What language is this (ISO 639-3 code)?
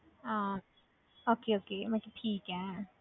pan